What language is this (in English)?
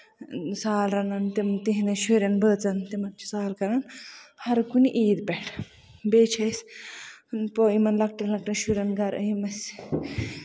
Kashmiri